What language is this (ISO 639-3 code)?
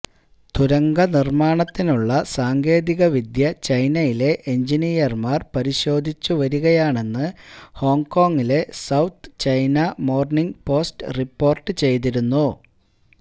mal